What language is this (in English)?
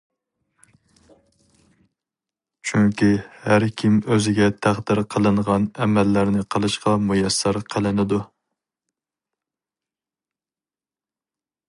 Uyghur